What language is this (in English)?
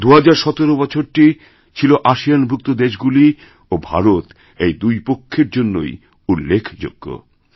Bangla